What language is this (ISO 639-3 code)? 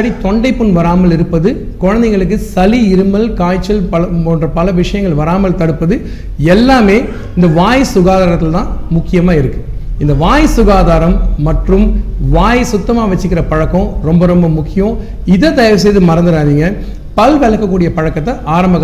tam